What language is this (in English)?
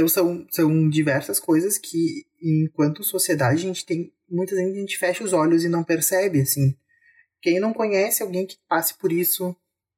Portuguese